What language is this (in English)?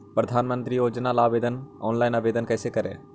Magahi